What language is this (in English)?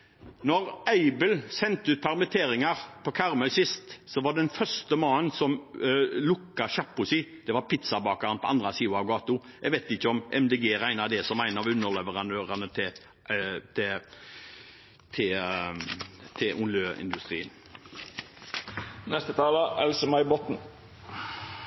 Norwegian Bokmål